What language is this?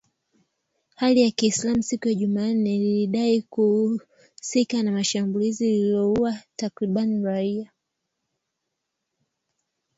Swahili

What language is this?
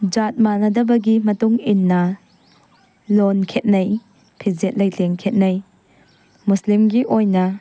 Manipuri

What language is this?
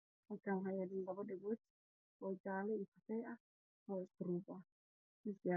Somali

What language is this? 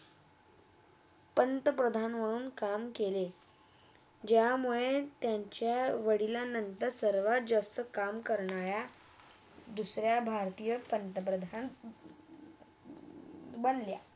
Marathi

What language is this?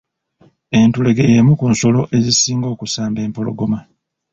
Ganda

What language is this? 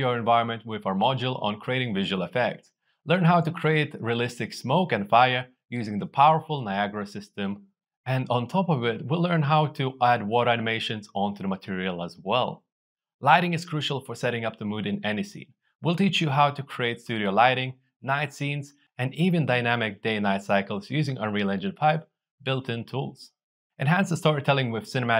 English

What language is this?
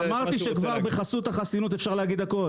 Hebrew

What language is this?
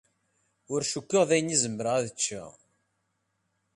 Kabyle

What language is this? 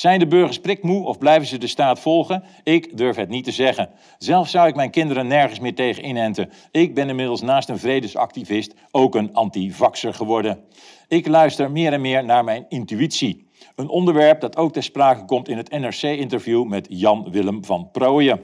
Dutch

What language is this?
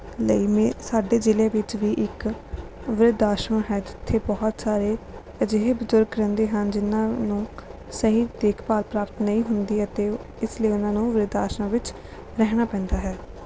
Punjabi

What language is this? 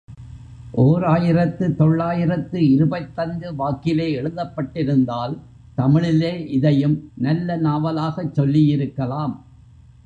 Tamil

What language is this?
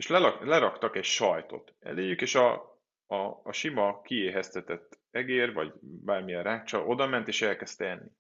Hungarian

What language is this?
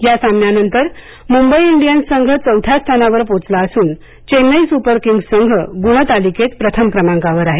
Marathi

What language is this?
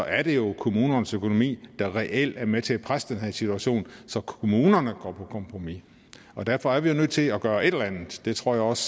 Danish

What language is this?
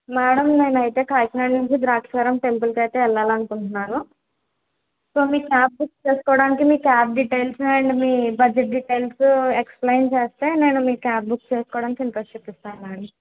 Telugu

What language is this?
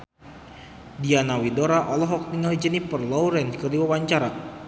Sundanese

